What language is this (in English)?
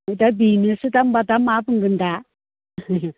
Bodo